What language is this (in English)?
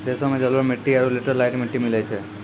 Maithili